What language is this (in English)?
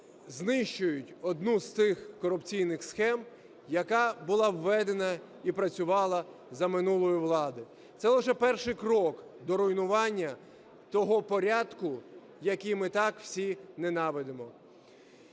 Ukrainian